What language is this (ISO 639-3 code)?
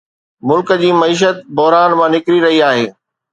snd